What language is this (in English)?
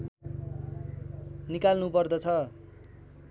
Nepali